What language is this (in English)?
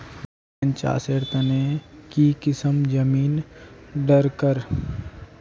Magahi